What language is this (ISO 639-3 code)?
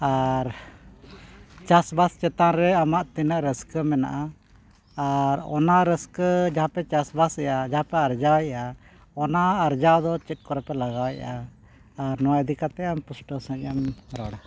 sat